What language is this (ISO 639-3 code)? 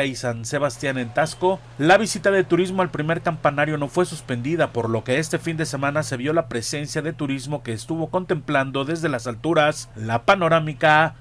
spa